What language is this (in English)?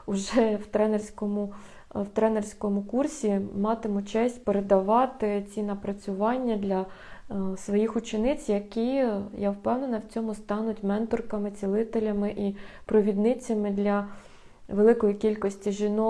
Ukrainian